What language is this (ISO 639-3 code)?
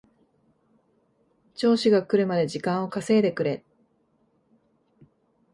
jpn